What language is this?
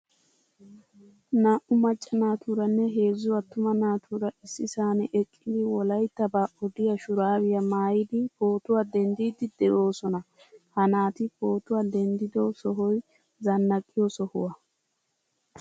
Wolaytta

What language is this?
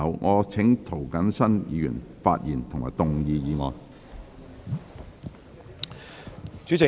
Cantonese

